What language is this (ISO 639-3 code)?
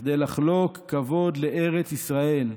heb